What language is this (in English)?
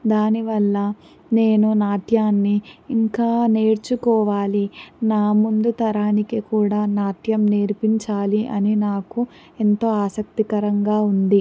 Telugu